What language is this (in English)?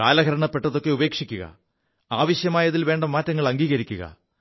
Malayalam